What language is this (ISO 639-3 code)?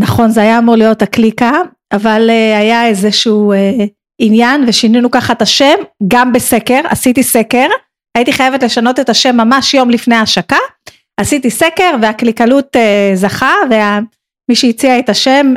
heb